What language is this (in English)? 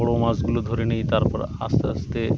Bangla